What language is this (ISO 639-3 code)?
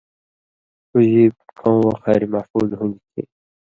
mvy